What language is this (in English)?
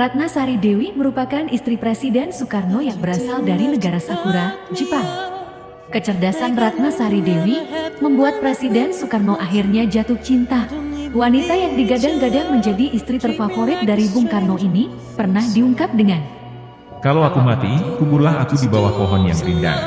Indonesian